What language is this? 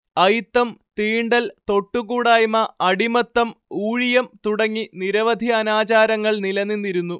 Malayalam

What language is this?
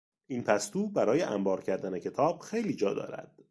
Persian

